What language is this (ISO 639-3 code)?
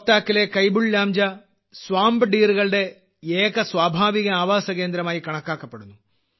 mal